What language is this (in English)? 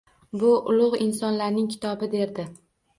Uzbek